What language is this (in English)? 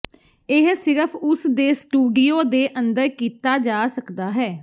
Punjabi